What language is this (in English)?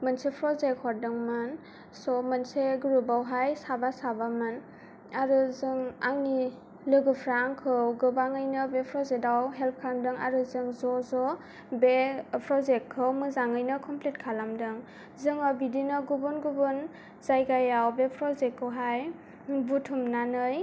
Bodo